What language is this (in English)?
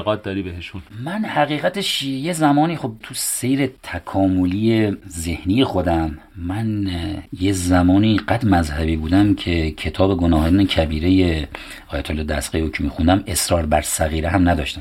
Persian